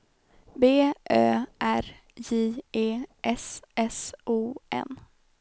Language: Swedish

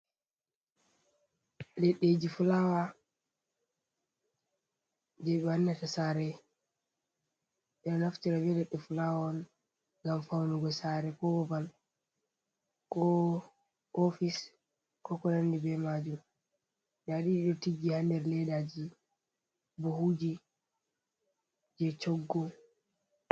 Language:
Fula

